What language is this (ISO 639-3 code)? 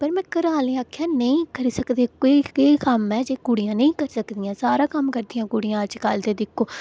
doi